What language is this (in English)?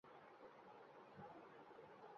Urdu